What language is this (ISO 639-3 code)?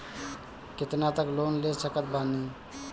bho